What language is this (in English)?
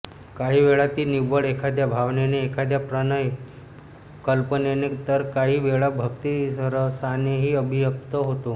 Marathi